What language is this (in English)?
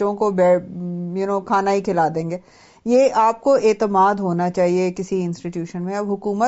Urdu